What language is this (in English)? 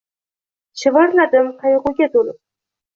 Uzbek